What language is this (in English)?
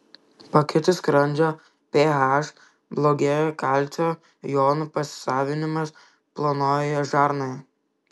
Lithuanian